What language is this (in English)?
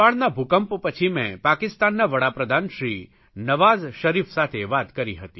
Gujarati